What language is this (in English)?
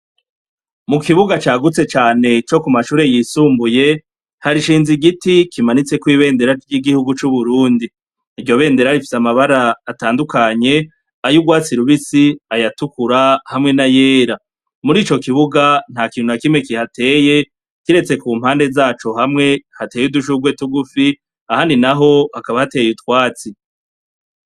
Rundi